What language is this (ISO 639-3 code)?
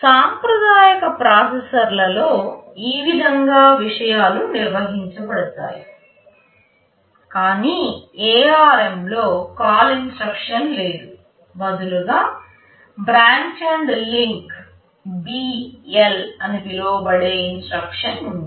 tel